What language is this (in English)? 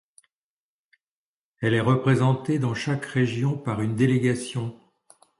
French